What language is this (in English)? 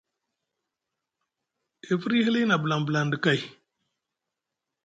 Musgu